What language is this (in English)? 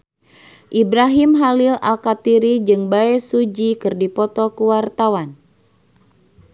Sundanese